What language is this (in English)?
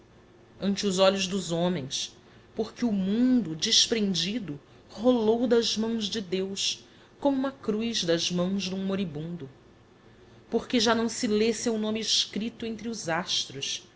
Portuguese